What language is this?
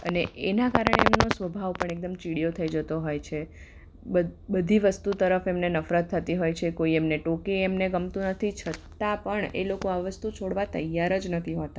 Gujarati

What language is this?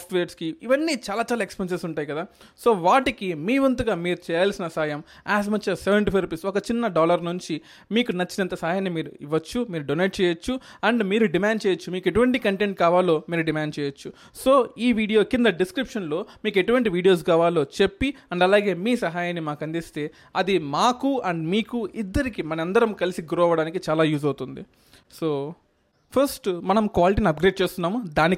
Telugu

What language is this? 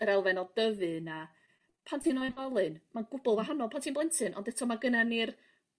Welsh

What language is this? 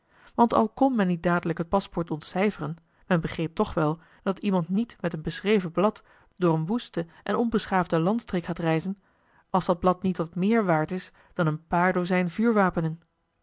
Dutch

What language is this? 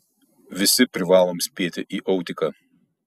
Lithuanian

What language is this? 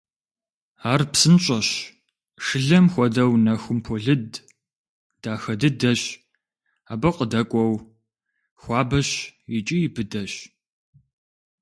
Kabardian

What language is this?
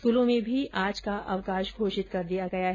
Hindi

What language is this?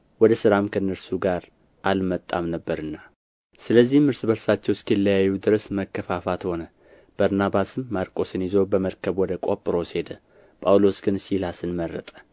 Amharic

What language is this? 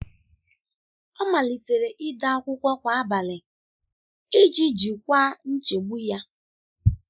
Igbo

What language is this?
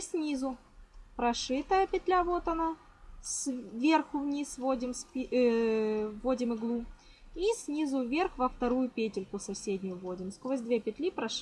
Russian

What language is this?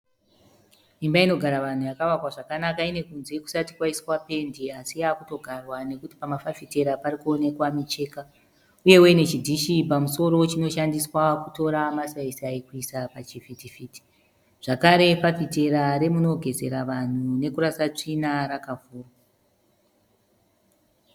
Shona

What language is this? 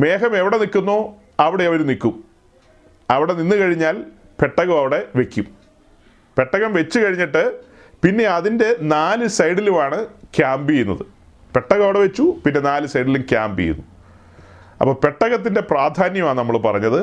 Malayalam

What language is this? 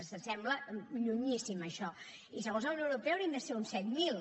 Catalan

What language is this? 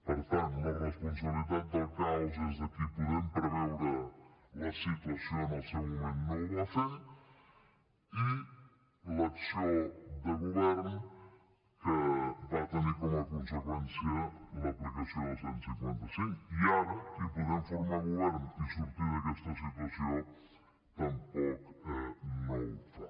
Catalan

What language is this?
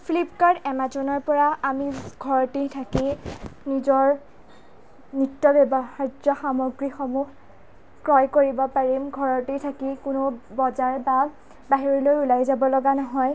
Assamese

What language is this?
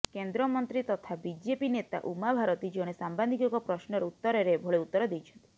Odia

